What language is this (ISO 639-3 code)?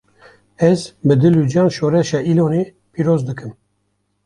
kur